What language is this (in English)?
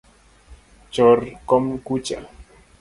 Luo (Kenya and Tanzania)